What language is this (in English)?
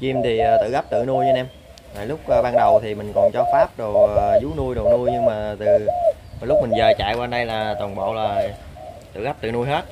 Vietnamese